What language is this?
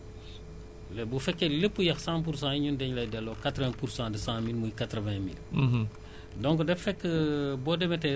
Wolof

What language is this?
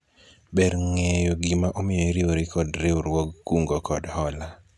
Luo (Kenya and Tanzania)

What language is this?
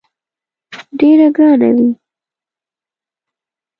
Pashto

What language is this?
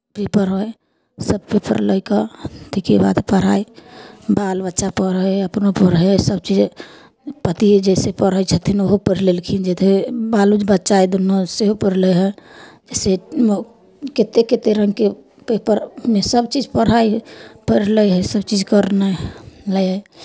Maithili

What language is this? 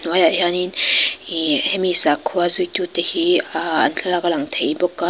Mizo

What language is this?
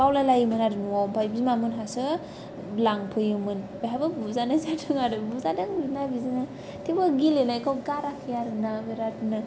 Bodo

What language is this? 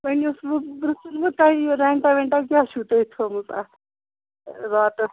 Kashmiri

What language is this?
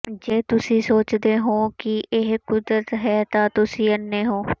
Punjabi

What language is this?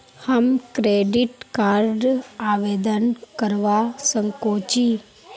Magahi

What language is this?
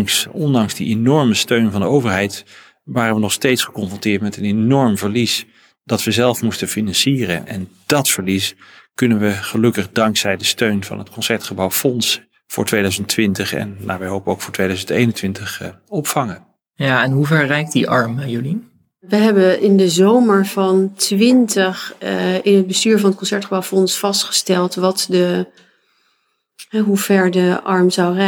Dutch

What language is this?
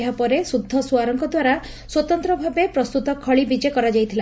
Odia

